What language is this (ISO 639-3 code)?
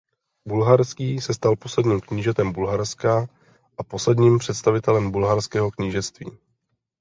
ces